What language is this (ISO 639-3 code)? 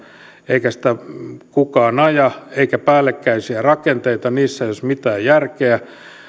fin